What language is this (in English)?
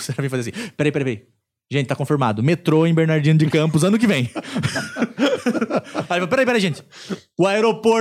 Portuguese